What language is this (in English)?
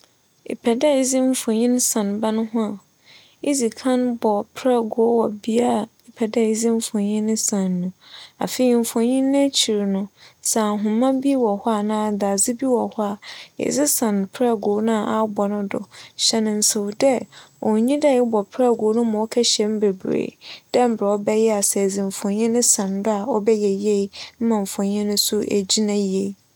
Akan